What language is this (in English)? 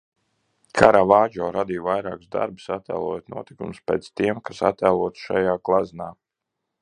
Latvian